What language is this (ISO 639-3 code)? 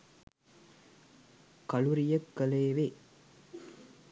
sin